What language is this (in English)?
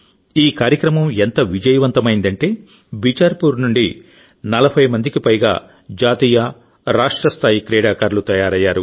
Telugu